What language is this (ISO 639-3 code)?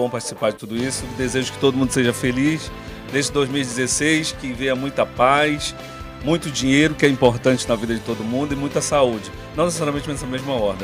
por